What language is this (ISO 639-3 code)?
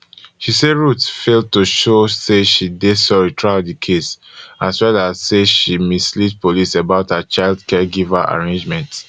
pcm